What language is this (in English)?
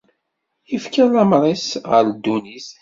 Kabyle